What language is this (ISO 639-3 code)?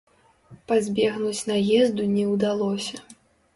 bel